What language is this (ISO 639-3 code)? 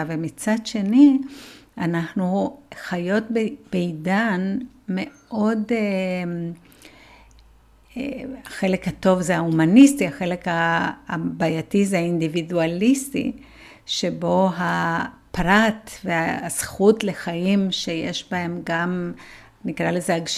heb